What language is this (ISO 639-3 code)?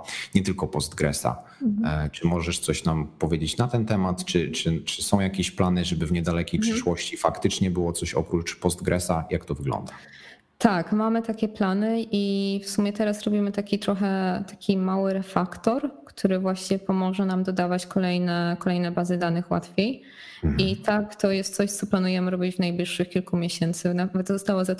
pol